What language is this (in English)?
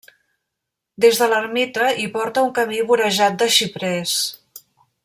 Catalan